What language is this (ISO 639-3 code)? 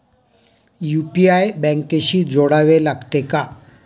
mar